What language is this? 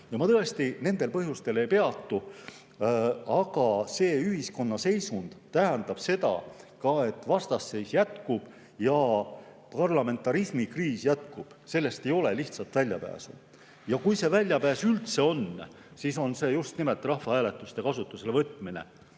Estonian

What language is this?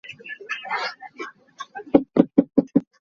Hakha Chin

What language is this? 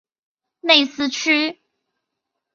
Chinese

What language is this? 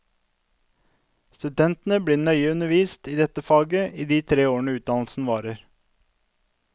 Norwegian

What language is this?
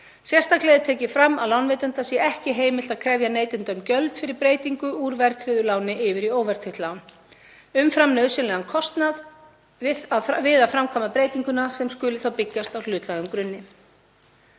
Icelandic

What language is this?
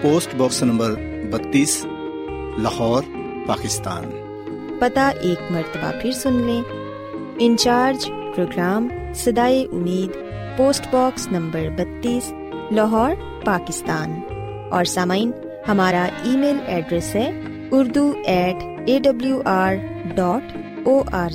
Urdu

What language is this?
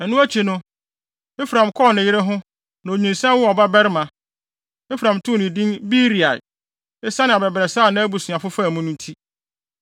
Akan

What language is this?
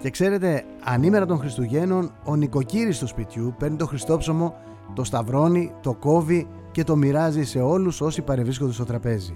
Greek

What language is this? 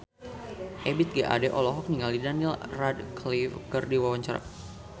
Sundanese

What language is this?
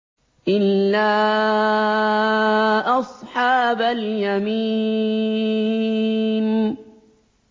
Arabic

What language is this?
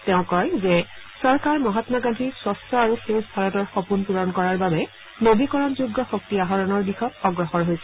Assamese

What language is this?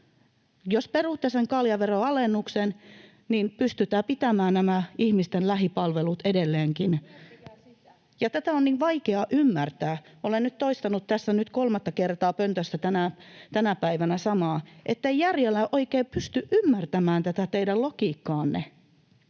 Finnish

